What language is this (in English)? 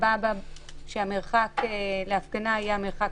Hebrew